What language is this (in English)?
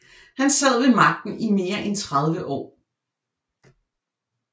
Danish